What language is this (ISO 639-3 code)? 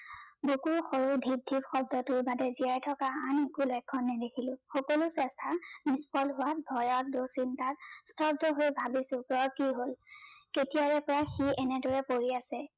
asm